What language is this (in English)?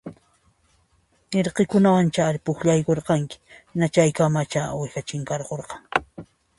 Puno Quechua